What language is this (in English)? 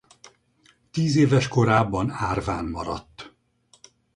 Hungarian